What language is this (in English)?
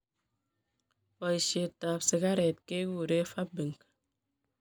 Kalenjin